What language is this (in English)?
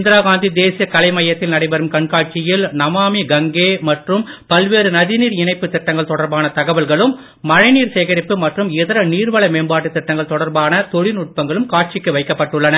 Tamil